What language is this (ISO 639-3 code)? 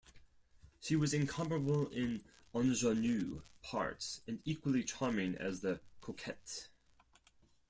eng